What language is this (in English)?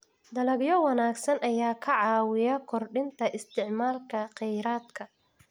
Somali